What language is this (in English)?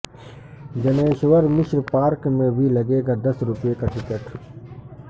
Urdu